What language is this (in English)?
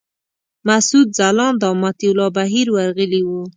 Pashto